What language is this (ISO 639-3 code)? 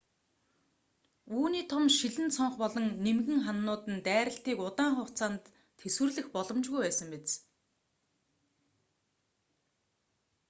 mon